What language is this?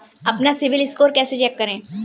Hindi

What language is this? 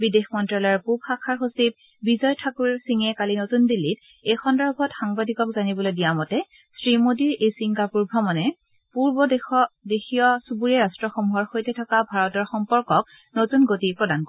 Assamese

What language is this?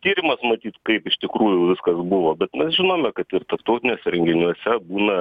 Lithuanian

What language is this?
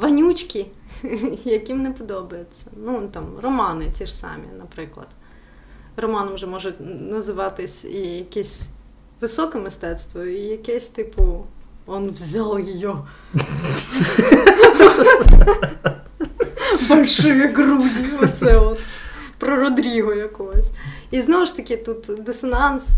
Ukrainian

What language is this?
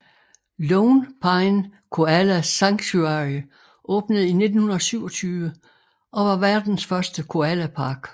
Danish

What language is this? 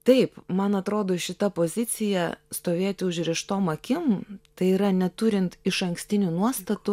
Lithuanian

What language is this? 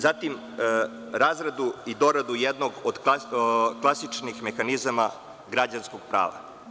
Serbian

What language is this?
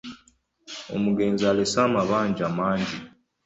Ganda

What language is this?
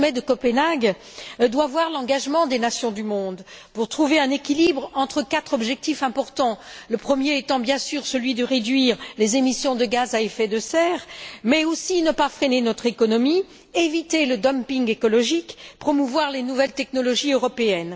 French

